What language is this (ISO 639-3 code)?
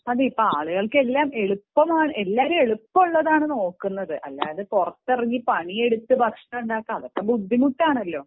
mal